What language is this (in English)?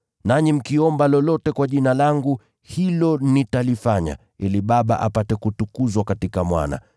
Swahili